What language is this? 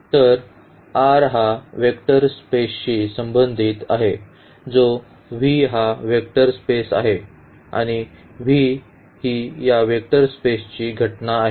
Marathi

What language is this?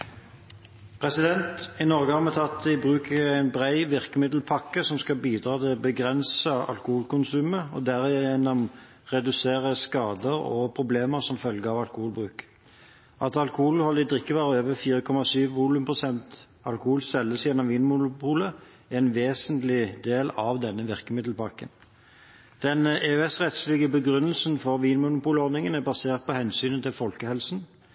Norwegian Bokmål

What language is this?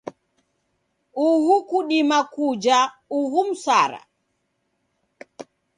Taita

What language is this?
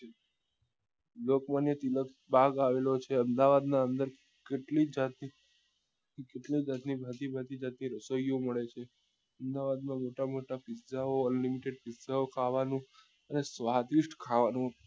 Gujarati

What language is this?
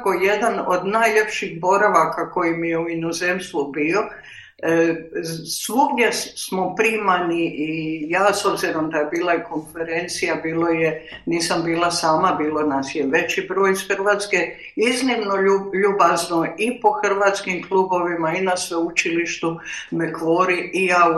Croatian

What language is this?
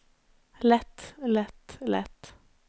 Norwegian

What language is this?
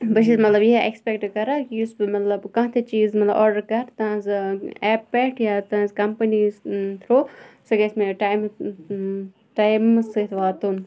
Kashmiri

